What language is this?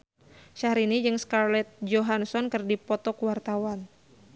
Sundanese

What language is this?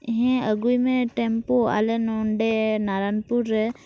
Santali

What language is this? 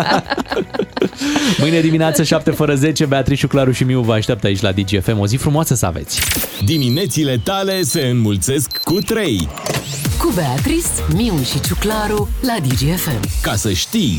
Romanian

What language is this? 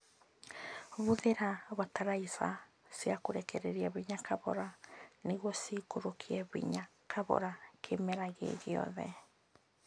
Kikuyu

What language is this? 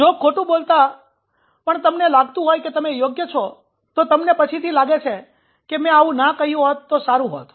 Gujarati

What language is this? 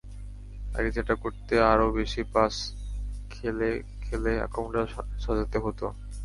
Bangla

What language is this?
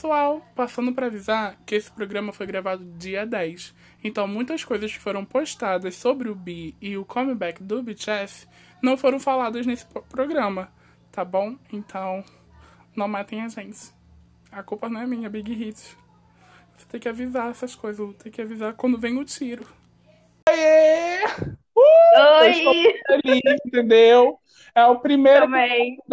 Portuguese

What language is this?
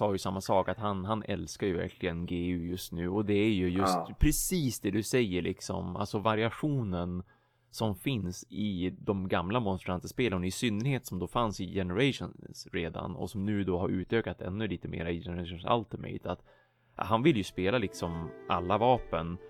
Swedish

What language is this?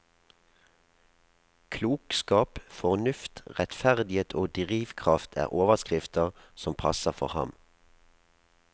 Norwegian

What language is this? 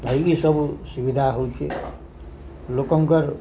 Odia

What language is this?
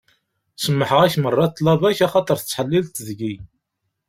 Kabyle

